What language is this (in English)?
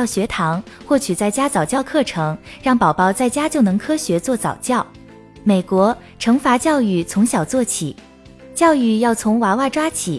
Chinese